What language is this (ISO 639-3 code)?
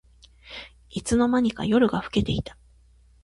jpn